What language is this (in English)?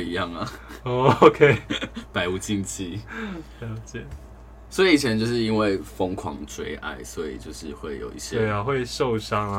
Chinese